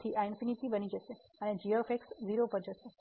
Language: Gujarati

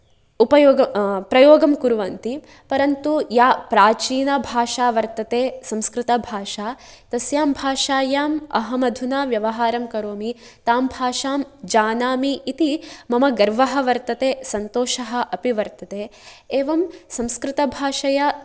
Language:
Sanskrit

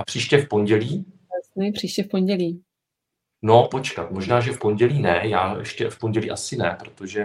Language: Czech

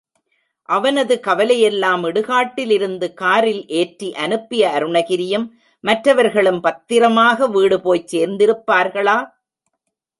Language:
Tamil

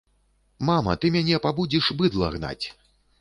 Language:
Belarusian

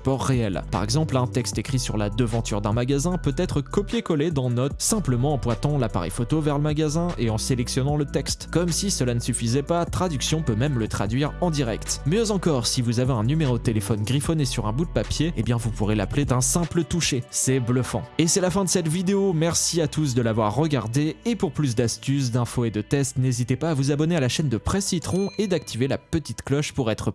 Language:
French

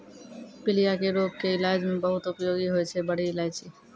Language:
Maithili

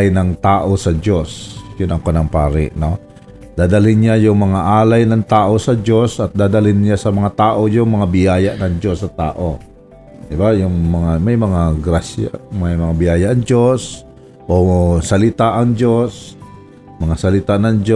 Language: Filipino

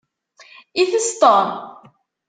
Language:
Kabyle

